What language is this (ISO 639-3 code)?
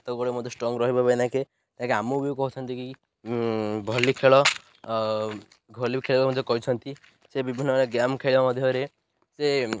ori